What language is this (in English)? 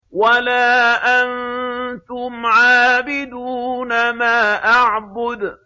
Arabic